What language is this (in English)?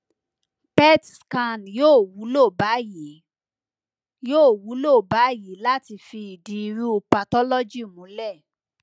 Yoruba